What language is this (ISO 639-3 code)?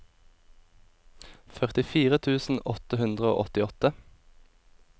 nor